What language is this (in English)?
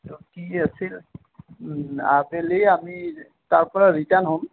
Assamese